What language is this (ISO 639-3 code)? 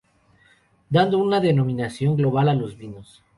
spa